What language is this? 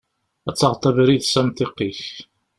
Kabyle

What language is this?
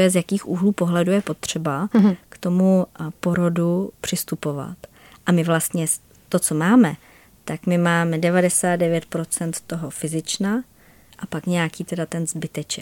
Czech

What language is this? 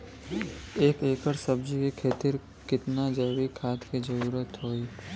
Bhojpuri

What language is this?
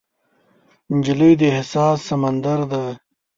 Pashto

